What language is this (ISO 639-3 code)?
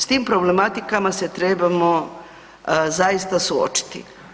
hrv